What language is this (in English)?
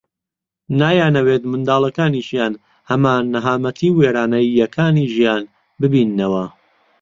Central Kurdish